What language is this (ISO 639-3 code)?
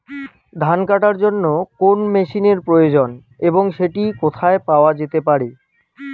ben